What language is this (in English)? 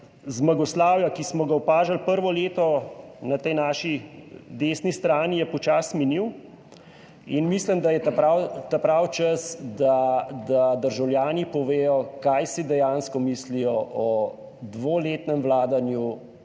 Slovenian